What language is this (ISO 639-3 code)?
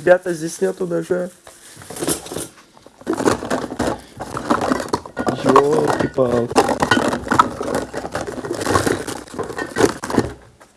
rus